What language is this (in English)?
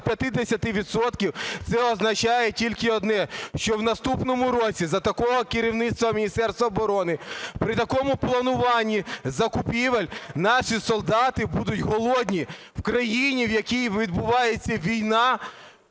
Ukrainian